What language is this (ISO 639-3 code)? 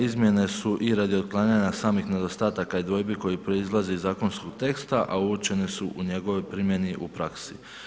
hrv